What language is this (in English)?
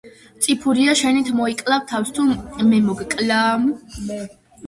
Georgian